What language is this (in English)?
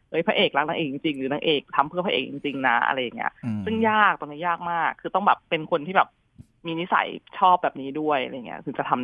Thai